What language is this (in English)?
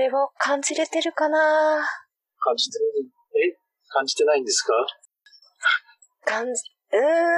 Japanese